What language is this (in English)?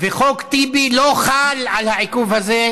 Hebrew